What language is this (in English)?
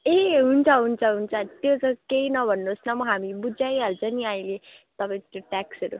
Nepali